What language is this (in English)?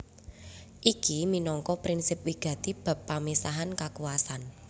Javanese